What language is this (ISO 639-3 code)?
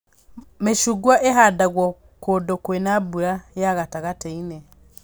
kik